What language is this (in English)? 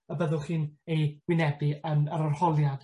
Welsh